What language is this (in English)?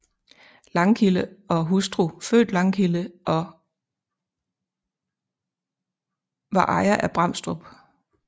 Danish